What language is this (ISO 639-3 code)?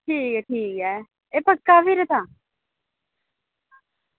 doi